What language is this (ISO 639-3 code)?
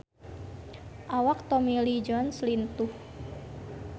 sun